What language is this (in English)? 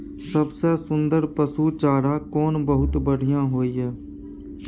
Maithili